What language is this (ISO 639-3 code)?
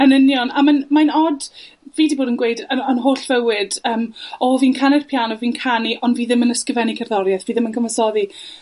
cym